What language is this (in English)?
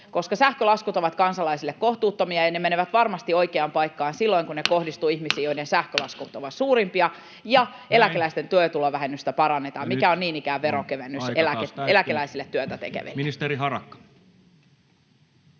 Finnish